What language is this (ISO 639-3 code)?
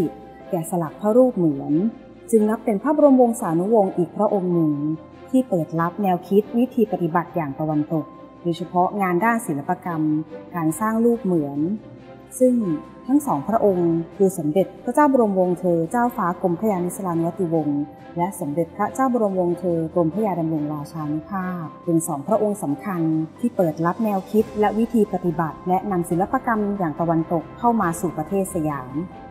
tha